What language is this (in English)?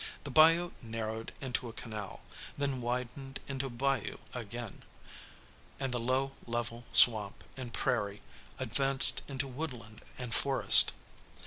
English